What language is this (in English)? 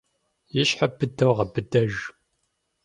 Kabardian